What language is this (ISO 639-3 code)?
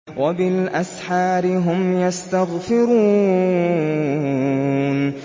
ara